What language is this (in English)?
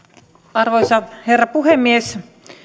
Finnish